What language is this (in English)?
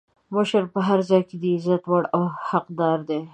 Pashto